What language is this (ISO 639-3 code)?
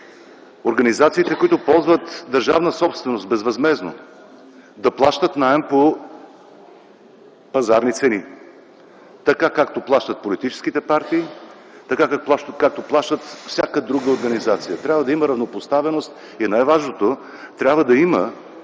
bul